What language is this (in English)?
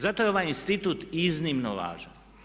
Croatian